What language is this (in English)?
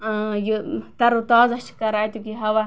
Kashmiri